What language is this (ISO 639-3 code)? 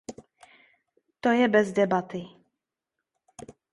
ces